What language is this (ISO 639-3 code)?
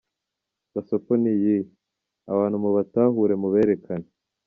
kin